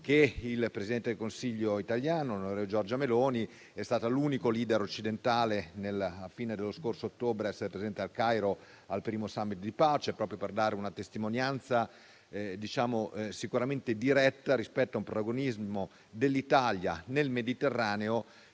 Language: Italian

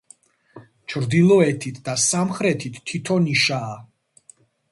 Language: Georgian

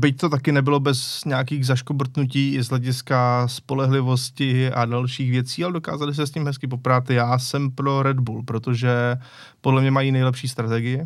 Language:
Czech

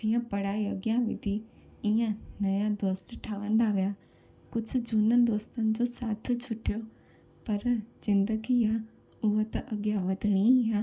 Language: Sindhi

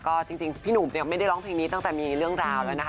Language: Thai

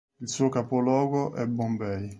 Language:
Italian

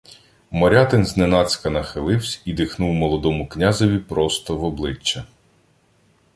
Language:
Ukrainian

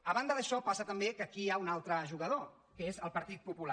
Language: Catalan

